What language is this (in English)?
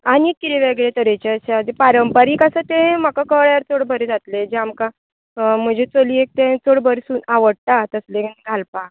Konkani